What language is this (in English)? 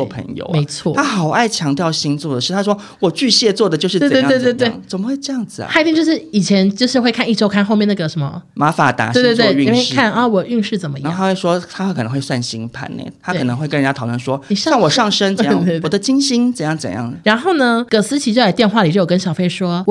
Chinese